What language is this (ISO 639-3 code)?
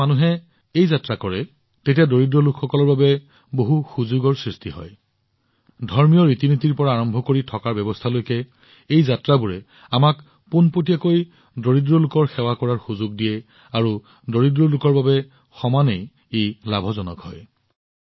asm